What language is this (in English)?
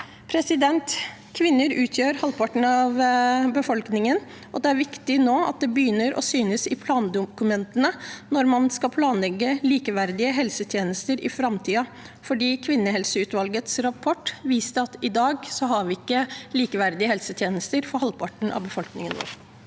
Norwegian